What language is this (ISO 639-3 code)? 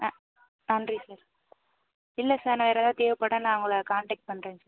tam